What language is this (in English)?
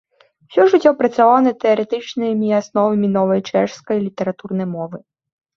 Belarusian